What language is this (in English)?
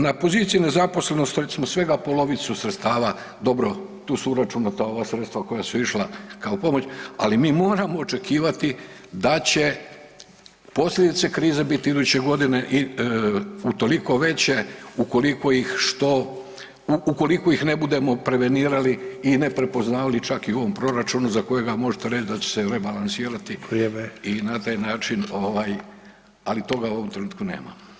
Croatian